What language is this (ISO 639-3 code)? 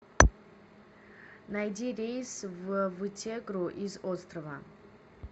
rus